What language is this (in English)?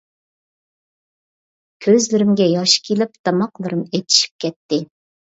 Uyghur